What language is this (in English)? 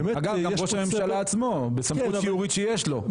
Hebrew